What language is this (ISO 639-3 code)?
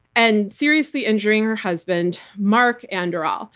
eng